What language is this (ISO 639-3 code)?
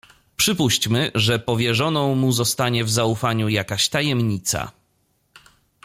pol